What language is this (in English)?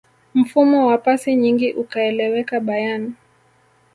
Swahili